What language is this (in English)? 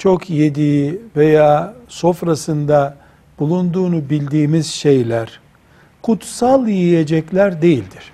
Turkish